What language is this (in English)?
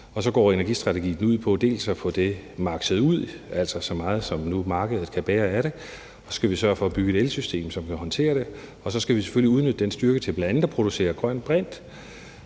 Danish